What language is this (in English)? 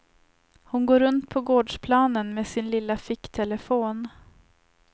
Swedish